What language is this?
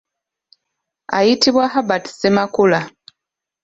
Ganda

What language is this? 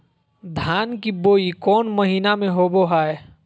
Magahi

